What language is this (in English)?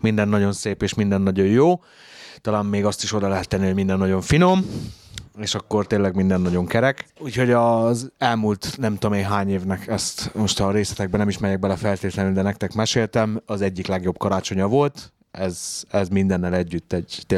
Hungarian